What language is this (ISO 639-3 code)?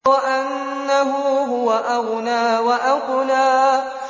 ara